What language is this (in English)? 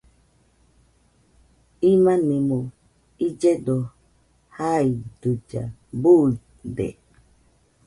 Nüpode Huitoto